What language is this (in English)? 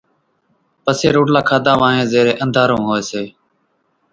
Kachi Koli